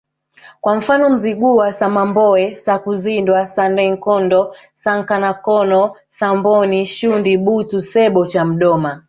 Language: Swahili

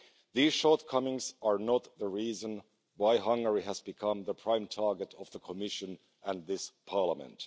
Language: English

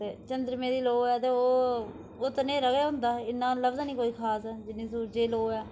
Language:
Dogri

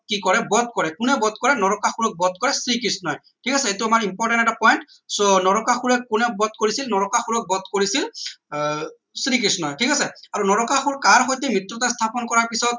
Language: Assamese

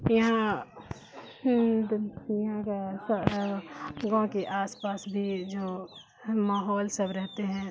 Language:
Urdu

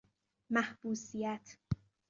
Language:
Persian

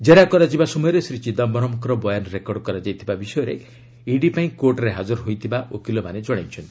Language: Odia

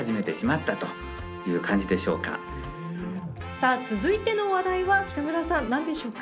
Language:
Japanese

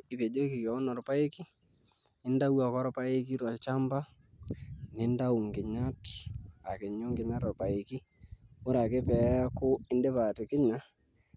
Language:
Masai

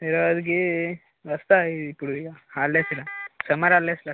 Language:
Telugu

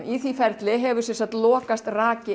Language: Icelandic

